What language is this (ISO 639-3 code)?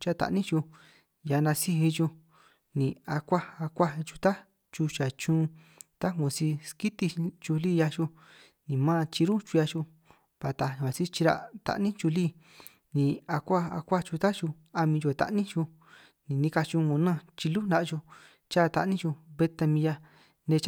trq